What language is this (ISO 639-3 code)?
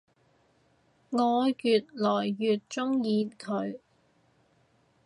yue